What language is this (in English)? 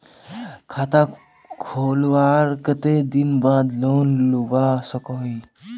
Magahi